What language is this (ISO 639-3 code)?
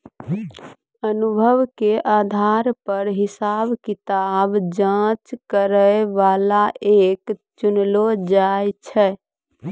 mai